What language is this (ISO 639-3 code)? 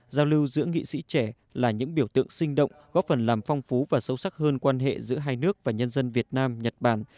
vie